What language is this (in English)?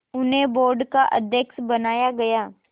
Hindi